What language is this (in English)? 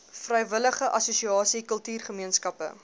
Afrikaans